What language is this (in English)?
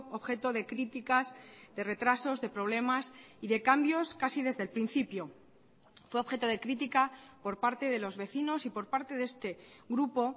Spanish